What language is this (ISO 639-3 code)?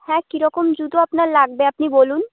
ben